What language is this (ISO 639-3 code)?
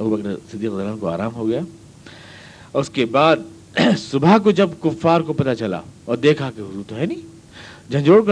urd